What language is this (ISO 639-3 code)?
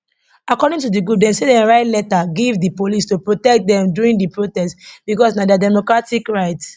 pcm